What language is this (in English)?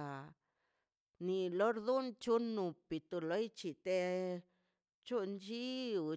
Mazaltepec Zapotec